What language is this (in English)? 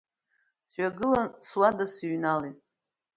Abkhazian